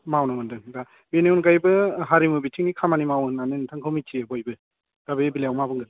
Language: Bodo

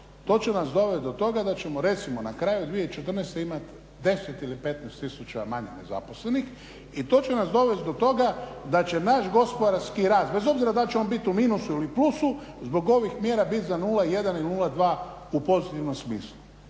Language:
Croatian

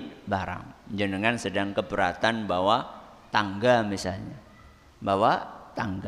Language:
Indonesian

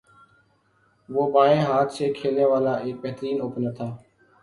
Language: Urdu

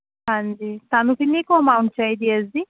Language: Punjabi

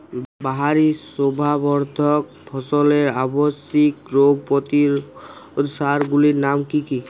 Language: Bangla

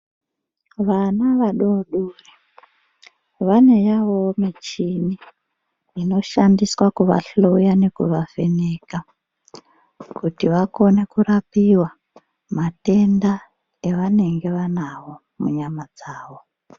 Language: Ndau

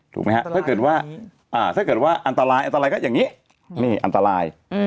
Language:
Thai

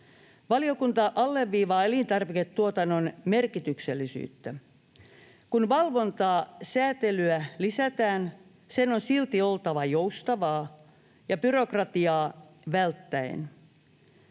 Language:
Finnish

